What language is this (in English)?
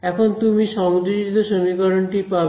Bangla